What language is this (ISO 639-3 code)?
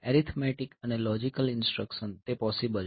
guj